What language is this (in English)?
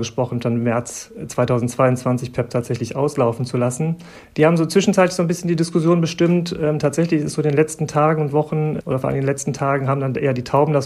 German